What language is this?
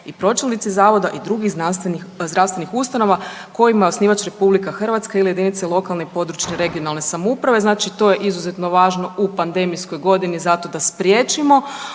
Croatian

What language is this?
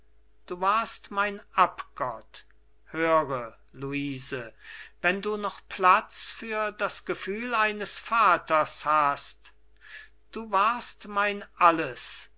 German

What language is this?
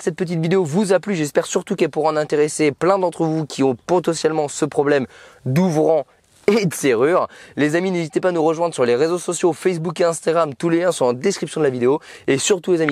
French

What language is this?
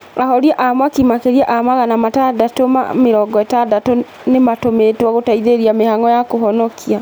Kikuyu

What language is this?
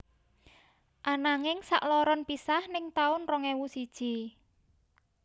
Javanese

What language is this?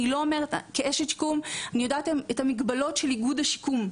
Hebrew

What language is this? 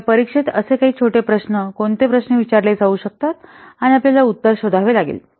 Marathi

